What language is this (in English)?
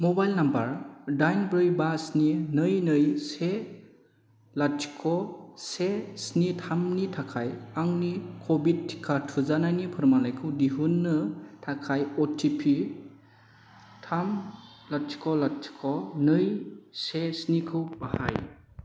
Bodo